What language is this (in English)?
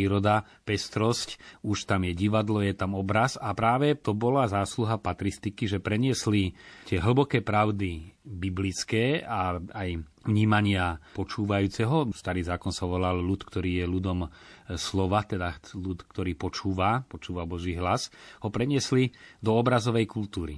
Slovak